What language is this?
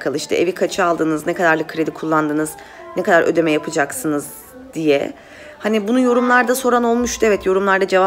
Turkish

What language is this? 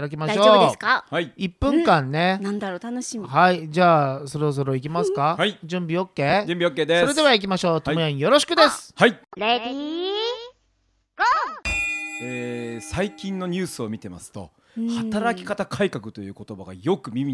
Japanese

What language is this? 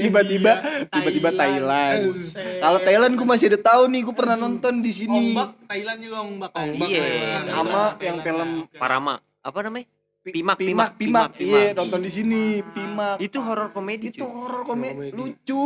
Indonesian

